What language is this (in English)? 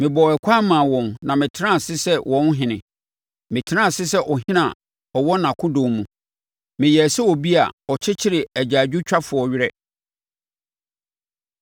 Akan